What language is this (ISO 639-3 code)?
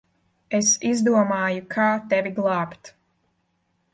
lav